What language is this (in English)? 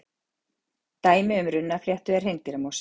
Icelandic